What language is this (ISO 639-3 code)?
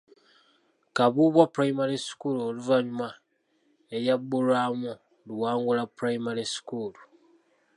lug